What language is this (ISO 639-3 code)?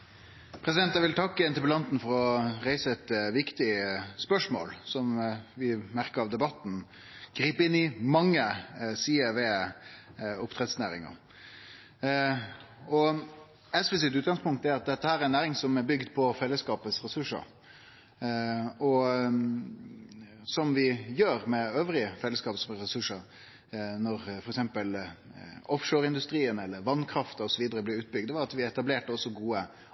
nno